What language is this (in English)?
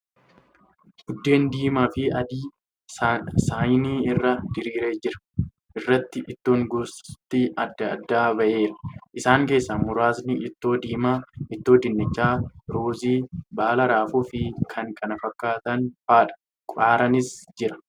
Oromo